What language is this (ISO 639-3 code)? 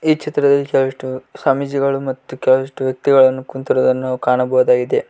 kan